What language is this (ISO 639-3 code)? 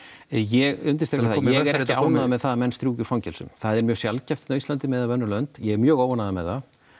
isl